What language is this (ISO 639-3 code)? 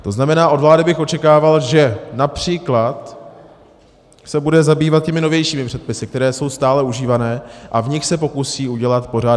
ces